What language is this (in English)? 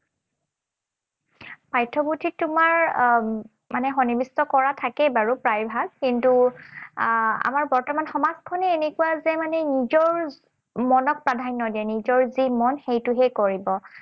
Assamese